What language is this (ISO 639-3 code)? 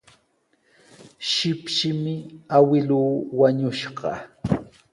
qws